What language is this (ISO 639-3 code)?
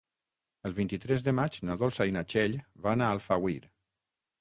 cat